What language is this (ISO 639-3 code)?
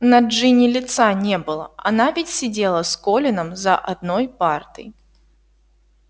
rus